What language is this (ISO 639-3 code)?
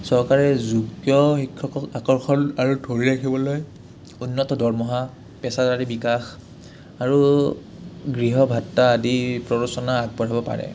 asm